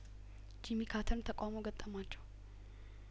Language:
Amharic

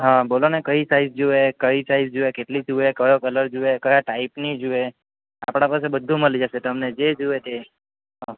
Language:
Gujarati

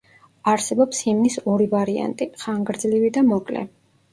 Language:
Georgian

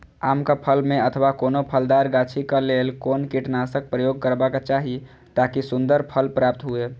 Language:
Maithili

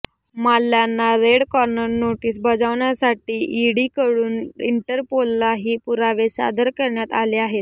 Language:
Marathi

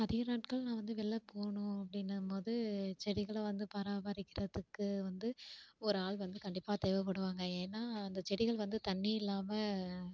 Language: Tamil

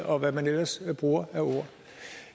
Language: Danish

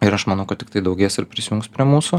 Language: Lithuanian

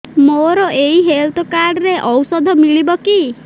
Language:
Odia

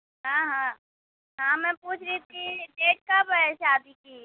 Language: Urdu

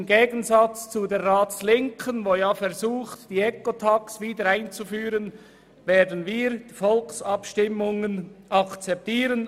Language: Swiss German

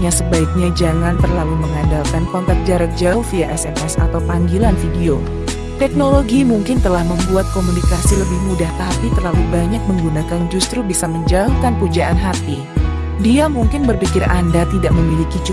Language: Indonesian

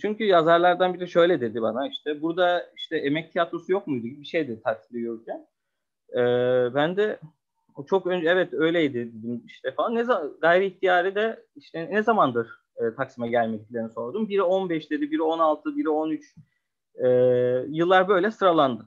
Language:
Turkish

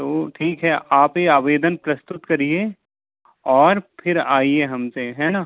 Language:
Hindi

